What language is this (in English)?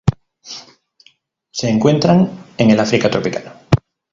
Spanish